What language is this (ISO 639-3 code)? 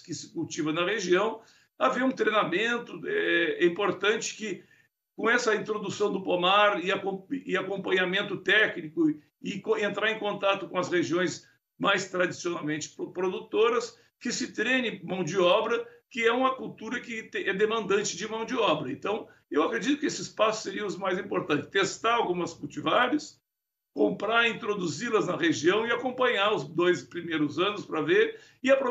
por